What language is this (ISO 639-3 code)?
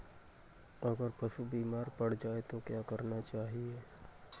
hin